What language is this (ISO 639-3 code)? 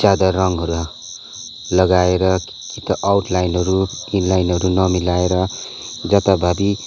nep